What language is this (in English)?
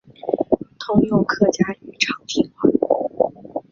Chinese